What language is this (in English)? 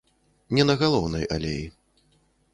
Belarusian